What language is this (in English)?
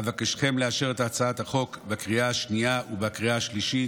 Hebrew